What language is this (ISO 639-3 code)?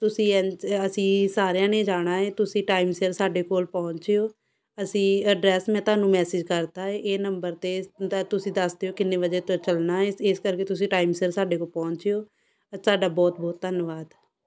pan